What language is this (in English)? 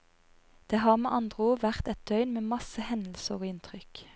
Norwegian